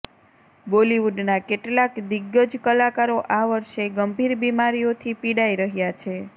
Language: Gujarati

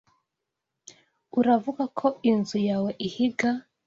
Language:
Kinyarwanda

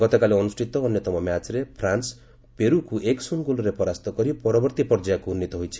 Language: Odia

